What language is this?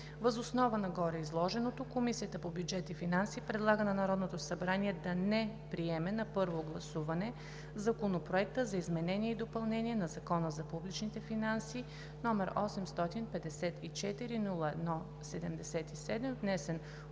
Bulgarian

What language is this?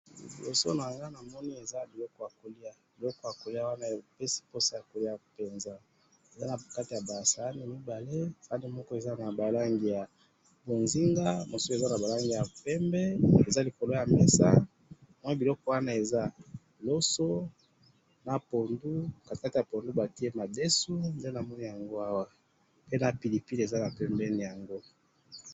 Lingala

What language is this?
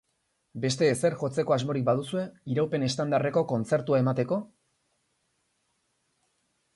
Basque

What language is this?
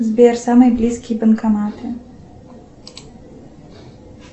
Russian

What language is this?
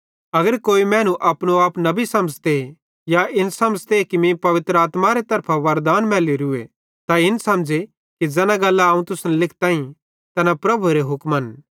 Bhadrawahi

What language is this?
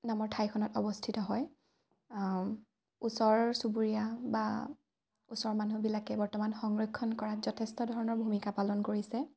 Assamese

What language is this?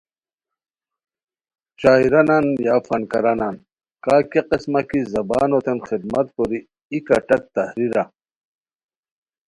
Khowar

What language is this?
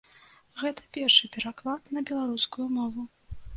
Belarusian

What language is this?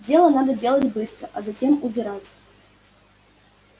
Russian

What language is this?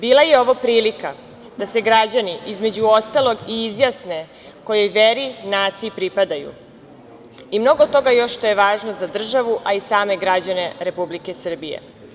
Serbian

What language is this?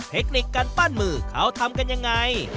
Thai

